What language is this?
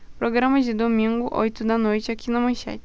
Portuguese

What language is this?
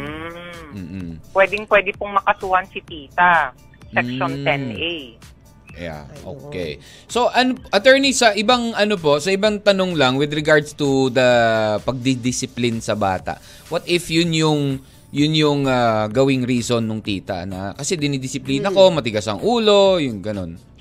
Filipino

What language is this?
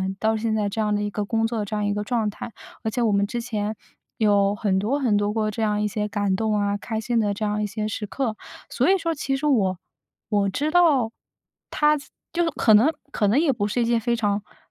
Chinese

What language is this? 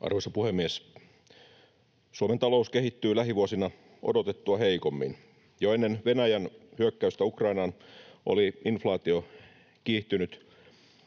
Finnish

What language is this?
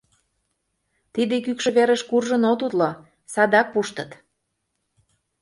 Mari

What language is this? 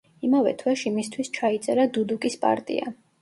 Georgian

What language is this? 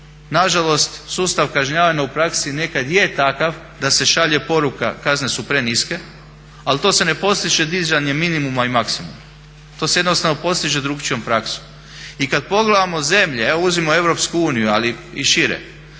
Croatian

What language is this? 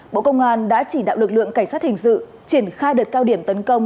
Vietnamese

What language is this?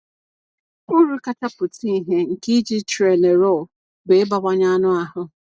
Igbo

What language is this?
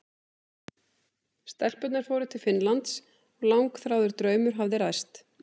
Icelandic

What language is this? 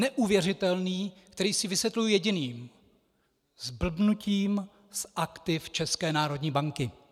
Czech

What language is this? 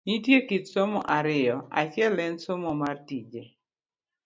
Luo (Kenya and Tanzania)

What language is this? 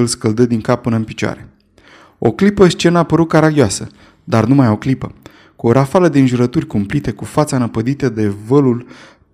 Romanian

